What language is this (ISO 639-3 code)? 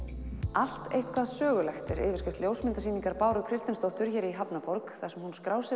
isl